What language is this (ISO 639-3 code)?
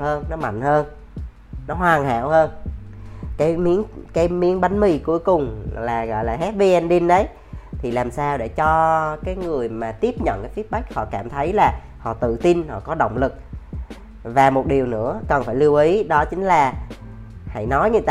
vie